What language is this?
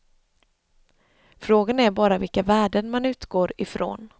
Swedish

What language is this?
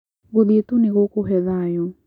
Kikuyu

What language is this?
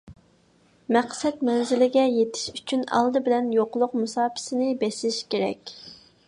Uyghur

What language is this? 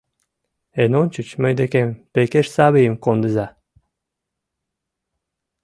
Mari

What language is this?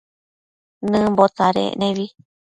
Matsés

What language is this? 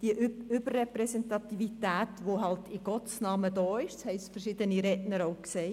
Swiss German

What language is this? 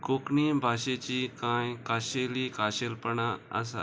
Konkani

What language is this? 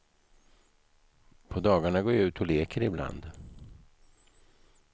Swedish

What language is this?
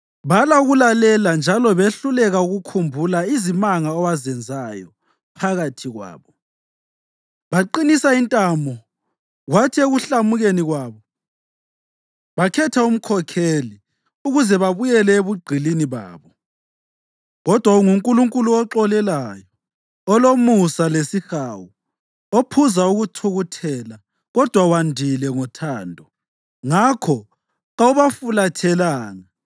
North Ndebele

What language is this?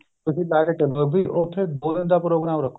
Punjabi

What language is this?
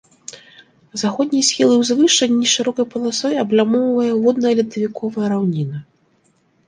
Belarusian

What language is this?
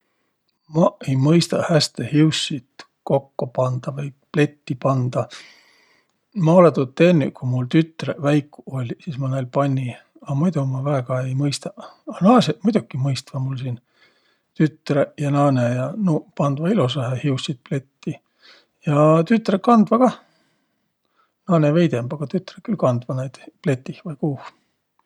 Võro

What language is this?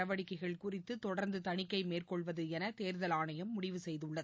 Tamil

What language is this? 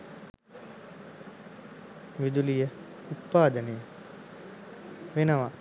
Sinhala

